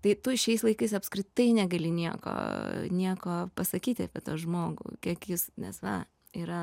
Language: Lithuanian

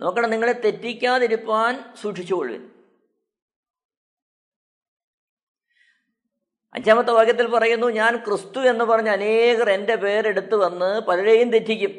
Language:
Malayalam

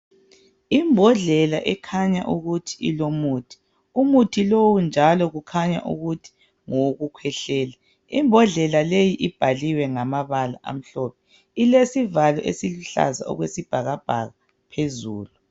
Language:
North Ndebele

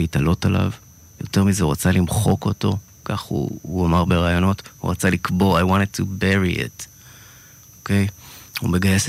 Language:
Hebrew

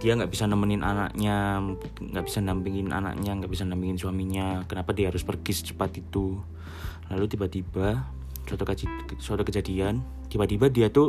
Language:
Indonesian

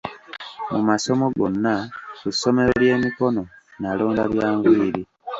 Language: Ganda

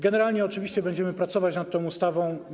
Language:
Polish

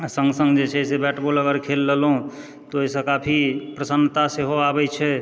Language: Maithili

